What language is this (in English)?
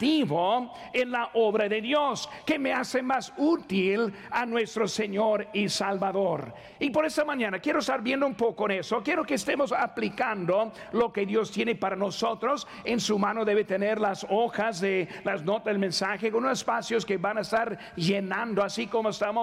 Spanish